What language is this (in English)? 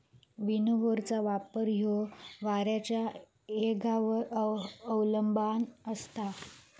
Marathi